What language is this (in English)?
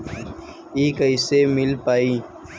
Bhojpuri